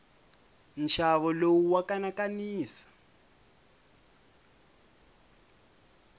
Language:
Tsonga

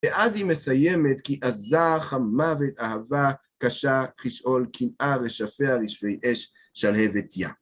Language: Hebrew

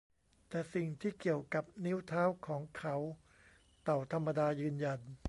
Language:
Thai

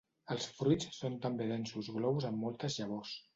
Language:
Catalan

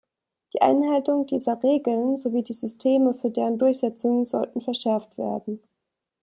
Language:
German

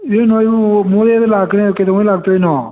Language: Manipuri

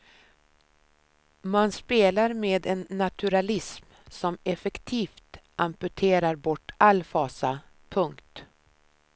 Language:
Swedish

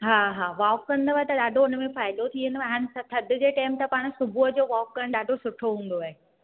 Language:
Sindhi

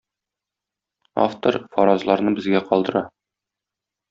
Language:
Tatar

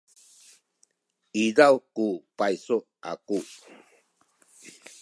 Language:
Sakizaya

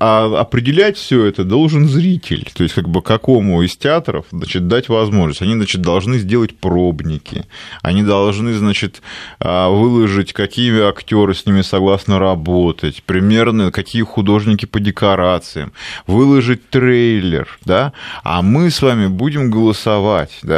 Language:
Russian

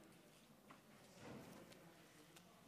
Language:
Hebrew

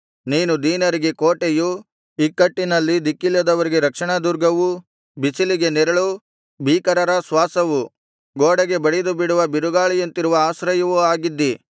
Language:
Kannada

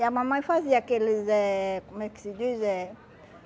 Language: Portuguese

